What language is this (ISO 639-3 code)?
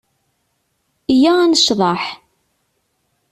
kab